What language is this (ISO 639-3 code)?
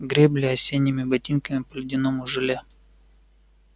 rus